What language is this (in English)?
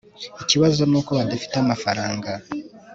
Kinyarwanda